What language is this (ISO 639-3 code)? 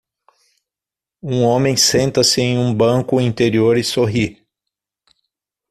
por